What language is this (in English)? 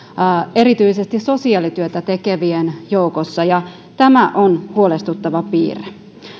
Finnish